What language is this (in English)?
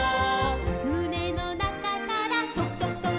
Japanese